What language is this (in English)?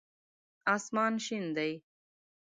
Pashto